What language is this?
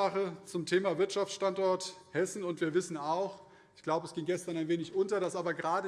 German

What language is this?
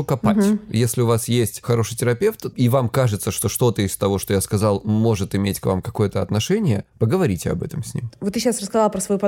Russian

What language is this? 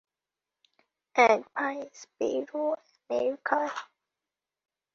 Bangla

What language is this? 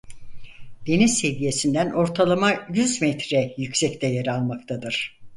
Turkish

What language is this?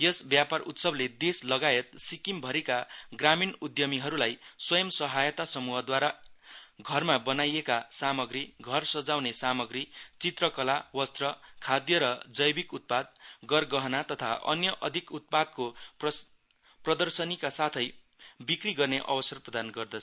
Nepali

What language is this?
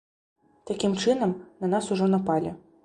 Belarusian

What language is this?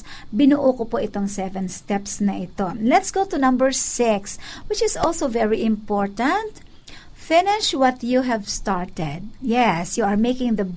Filipino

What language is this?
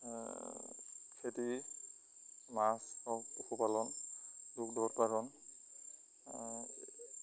Assamese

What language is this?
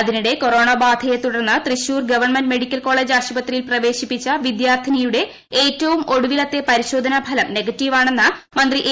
Malayalam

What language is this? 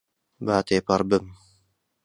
Central Kurdish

